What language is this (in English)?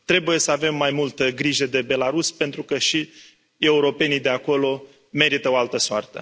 Romanian